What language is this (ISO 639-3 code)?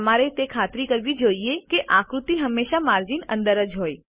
guj